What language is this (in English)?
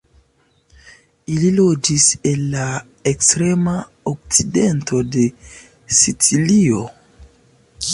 Esperanto